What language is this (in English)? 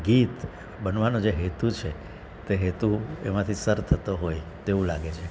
Gujarati